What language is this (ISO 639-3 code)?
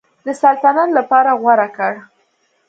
pus